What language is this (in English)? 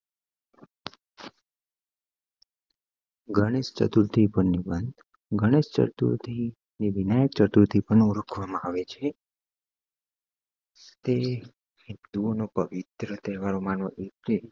Gujarati